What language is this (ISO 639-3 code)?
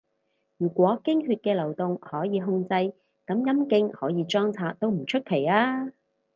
yue